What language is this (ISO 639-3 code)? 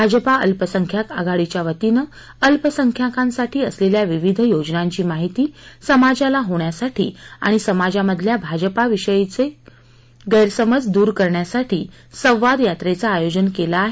mar